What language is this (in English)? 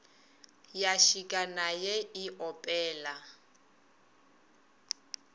Northern Sotho